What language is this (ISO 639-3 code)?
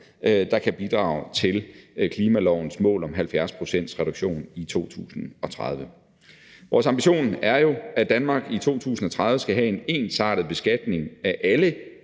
dan